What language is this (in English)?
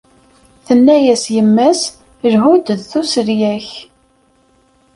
Kabyle